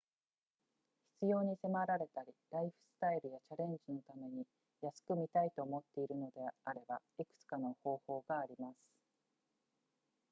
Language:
Japanese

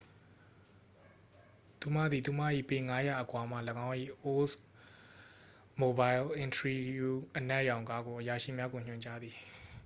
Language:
Burmese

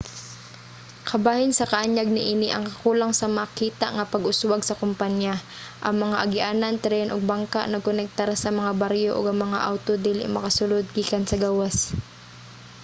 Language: Cebuano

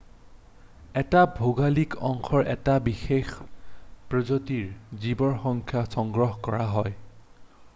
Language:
Assamese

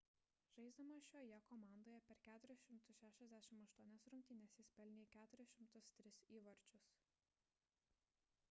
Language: Lithuanian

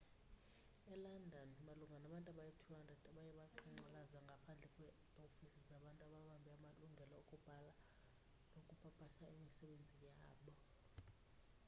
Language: Xhosa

